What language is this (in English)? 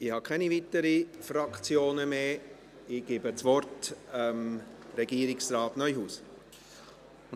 Swiss German